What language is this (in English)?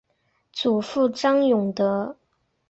Chinese